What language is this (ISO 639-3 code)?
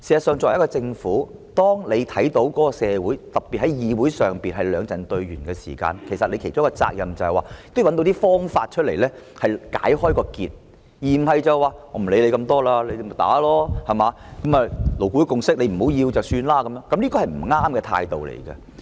yue